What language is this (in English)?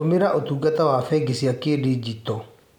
Kikuyu